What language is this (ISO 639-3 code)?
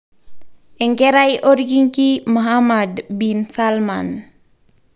mas